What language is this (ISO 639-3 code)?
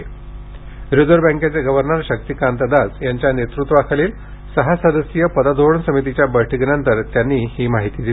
mar